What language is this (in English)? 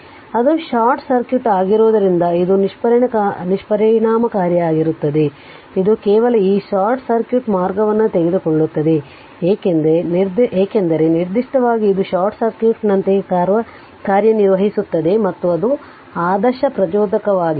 Kannada